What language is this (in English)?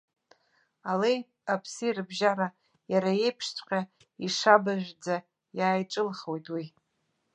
Abkhazian